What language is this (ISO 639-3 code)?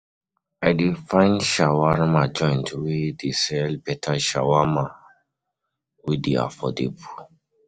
pcm